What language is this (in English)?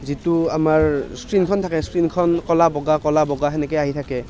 Assamese